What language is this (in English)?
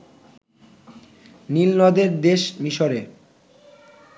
Bangla